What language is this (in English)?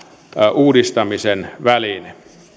Finnish